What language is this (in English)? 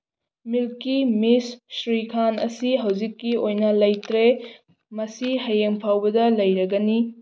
Manipuri